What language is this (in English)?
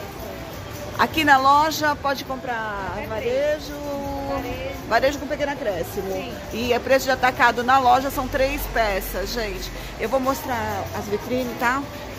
Portuguese